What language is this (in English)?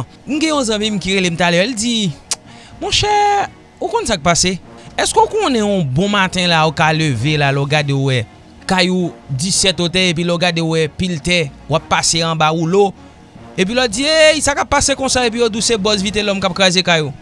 French